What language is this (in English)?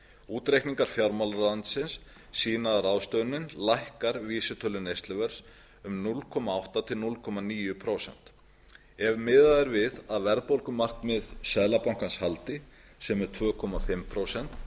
Icelandic